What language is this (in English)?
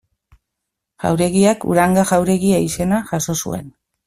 Basque